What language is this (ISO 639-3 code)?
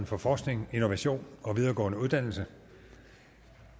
dan